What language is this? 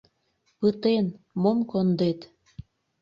Mari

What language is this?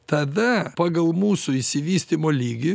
Lithuanian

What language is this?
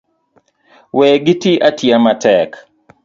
Luo (Kenya and Tanzania)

